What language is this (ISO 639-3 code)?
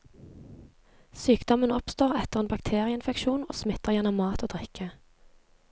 nor